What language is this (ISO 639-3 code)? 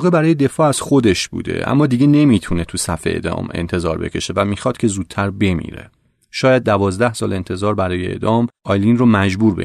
fas